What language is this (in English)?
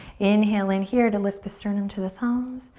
English